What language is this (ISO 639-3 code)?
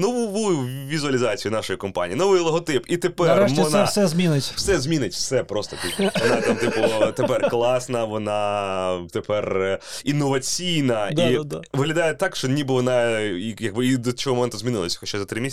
ukr